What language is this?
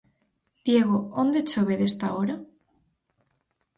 Galician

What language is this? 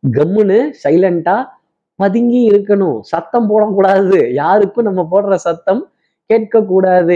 Tamil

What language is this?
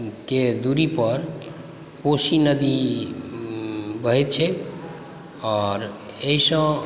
Maithili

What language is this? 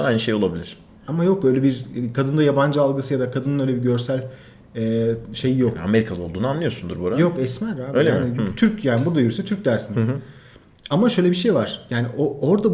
Turkish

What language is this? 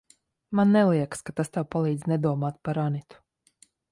Latvian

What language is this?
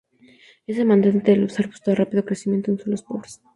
Spanish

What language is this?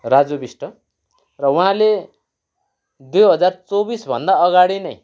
Nepali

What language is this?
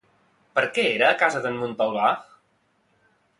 Catalan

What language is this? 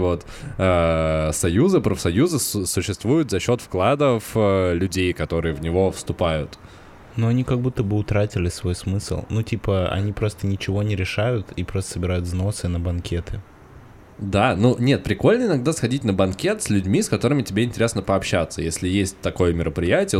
Russian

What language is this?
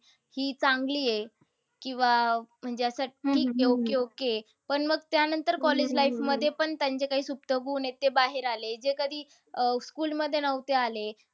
Marathi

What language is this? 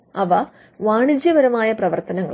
Malayalam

